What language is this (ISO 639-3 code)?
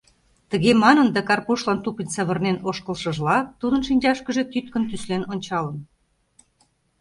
chm